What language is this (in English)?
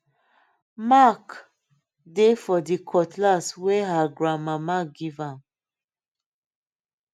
Nigerian Pidgin